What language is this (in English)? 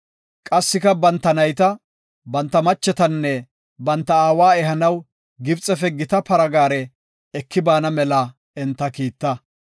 Gofa